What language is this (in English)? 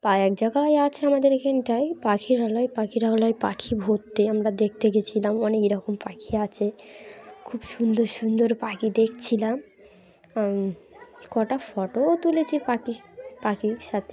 Bangla